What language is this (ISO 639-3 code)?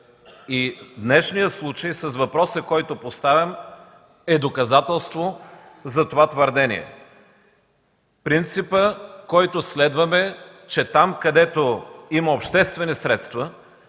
bul